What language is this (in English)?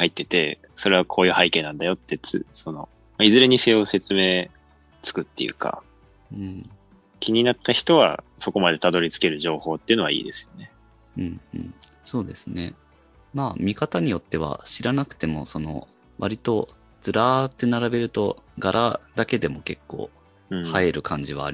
Japanese